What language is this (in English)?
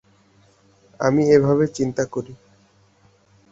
Bangla